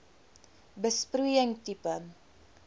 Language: Afrikaans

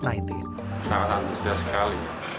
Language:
Indonesian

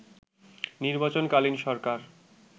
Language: Bangla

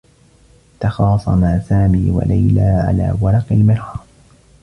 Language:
Arabic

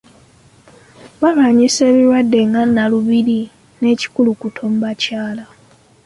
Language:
Ganda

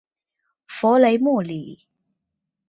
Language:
Chinese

